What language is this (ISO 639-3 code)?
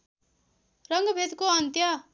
nep